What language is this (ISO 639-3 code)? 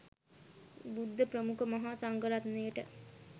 sin